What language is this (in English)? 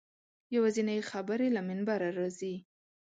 Pashto